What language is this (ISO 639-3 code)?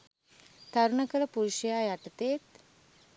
sin